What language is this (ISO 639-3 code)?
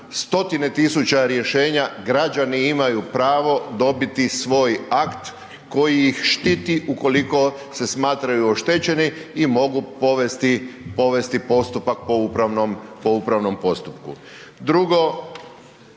hrv